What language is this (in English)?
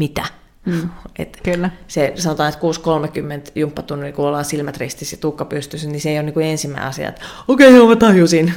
Finnish